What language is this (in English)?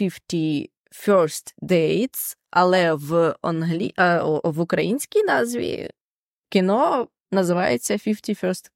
Ukrainian